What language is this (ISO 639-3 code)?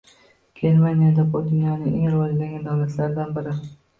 uzb